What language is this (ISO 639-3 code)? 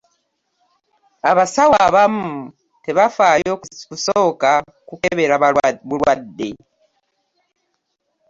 lug